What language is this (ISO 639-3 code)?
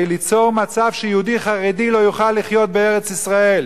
heb